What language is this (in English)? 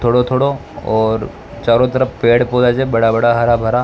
Rajasthani